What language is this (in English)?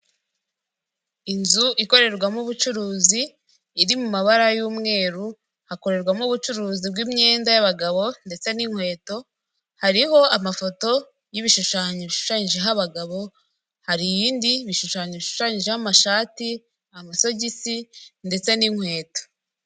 Kinyarwanda